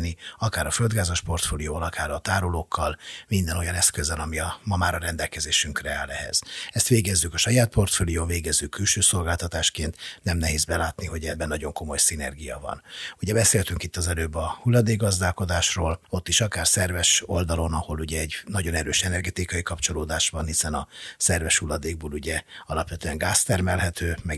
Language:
Hungarian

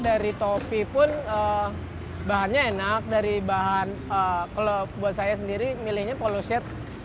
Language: Indonesian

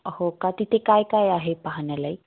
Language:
Marathi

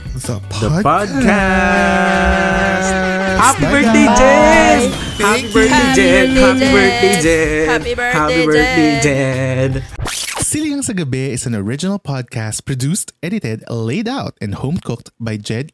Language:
Filipino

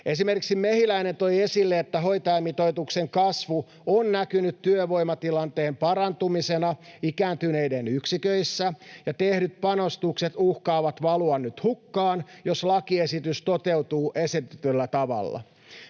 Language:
Finnish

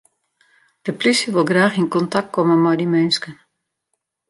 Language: Western Frisian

